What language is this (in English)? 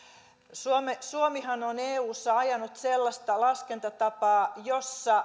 Finnish